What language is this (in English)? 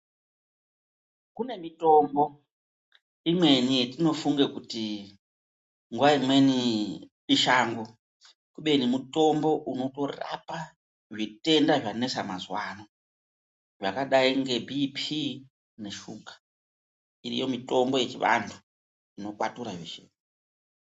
Ndau